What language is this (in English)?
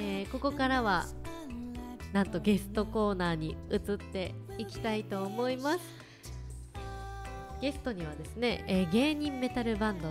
Japanese